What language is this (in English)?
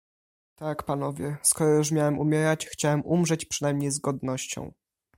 Polish